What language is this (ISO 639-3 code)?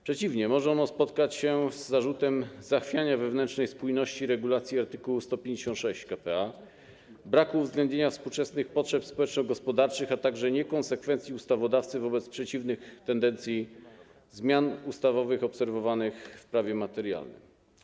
pol